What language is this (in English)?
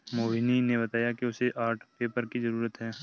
Hindi